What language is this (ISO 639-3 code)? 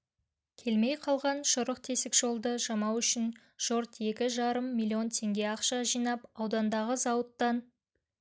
kaz